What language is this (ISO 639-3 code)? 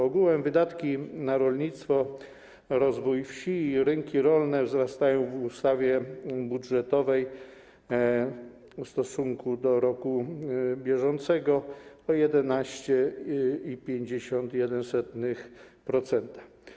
pol